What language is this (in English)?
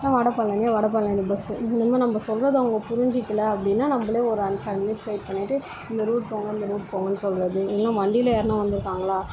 Tamil